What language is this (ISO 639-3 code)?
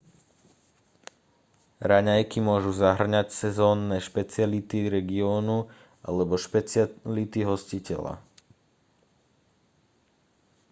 slk